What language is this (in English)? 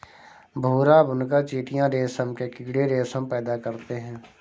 Hindi